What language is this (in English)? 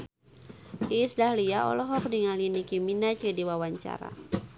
Sundanese